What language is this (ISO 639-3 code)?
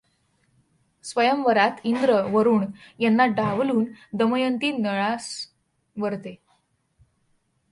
mar